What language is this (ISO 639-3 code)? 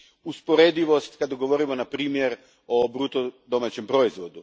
hrv